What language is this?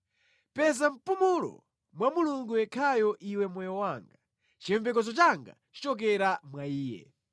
Nyanja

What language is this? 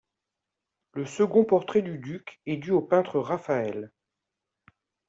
French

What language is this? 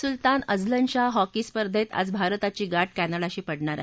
Marathi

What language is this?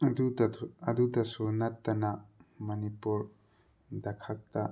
Manipuri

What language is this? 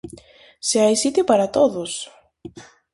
Galician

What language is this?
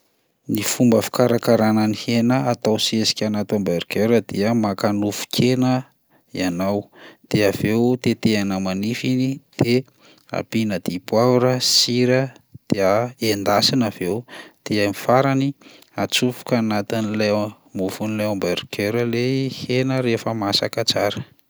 Malagasy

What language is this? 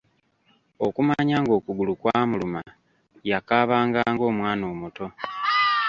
Ganda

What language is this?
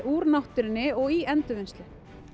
Icelandic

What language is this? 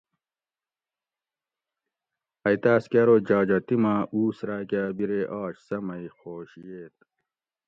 Gawri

